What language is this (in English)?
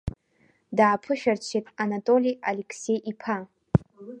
Abkhazian